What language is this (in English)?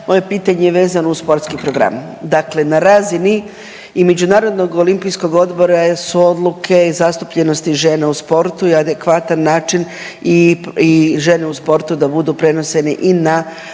Croatian